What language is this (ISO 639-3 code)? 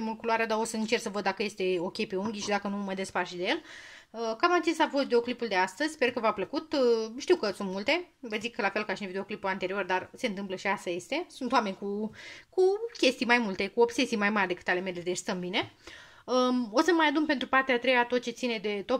ron